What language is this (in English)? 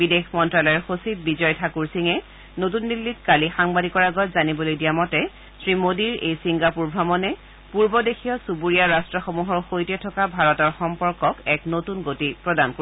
Assamese